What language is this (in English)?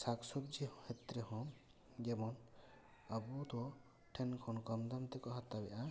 Santali